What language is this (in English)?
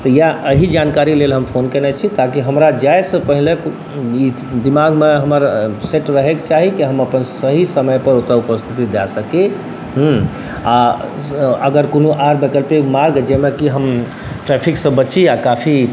Maithili